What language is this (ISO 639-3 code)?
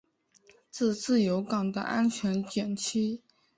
zho